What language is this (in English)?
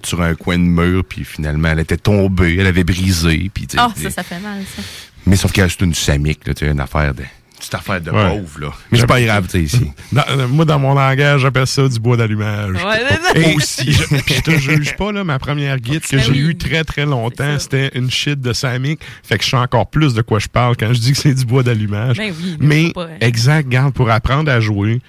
French